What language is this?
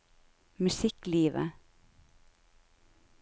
Norwegian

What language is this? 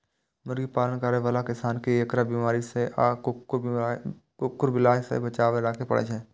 Maithili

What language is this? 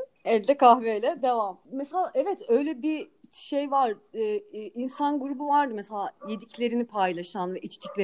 Turkish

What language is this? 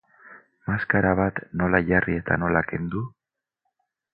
Basque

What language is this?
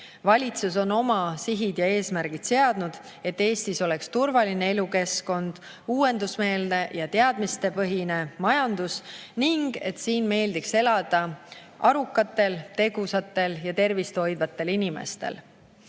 Estonian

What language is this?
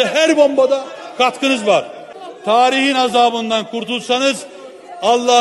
Turkish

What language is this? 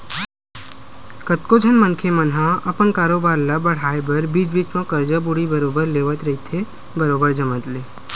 Chhattisgarhi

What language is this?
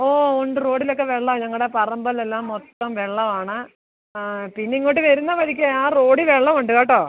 Malayalam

